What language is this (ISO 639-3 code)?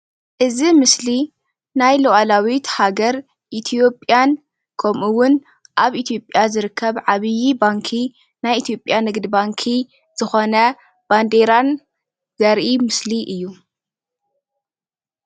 tir